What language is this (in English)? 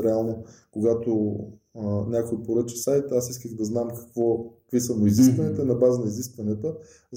Bulgarian